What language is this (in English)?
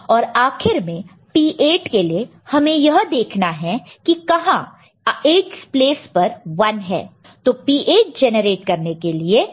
Hindi